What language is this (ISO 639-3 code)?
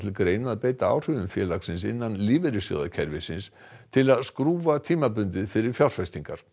isl